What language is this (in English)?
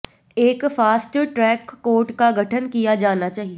Hindi